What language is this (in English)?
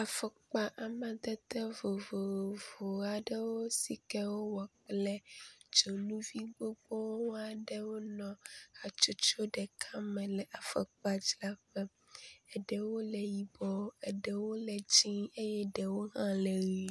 Ewe